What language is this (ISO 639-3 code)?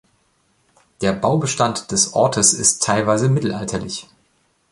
deu